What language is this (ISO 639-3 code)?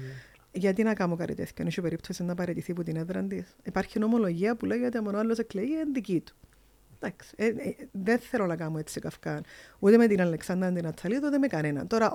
ell